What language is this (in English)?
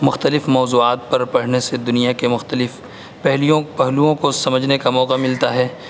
Urdu